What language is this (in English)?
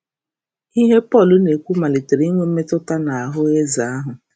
Igbo